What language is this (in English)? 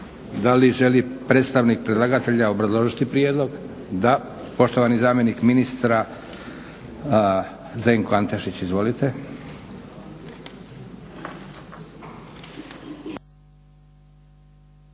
Croatian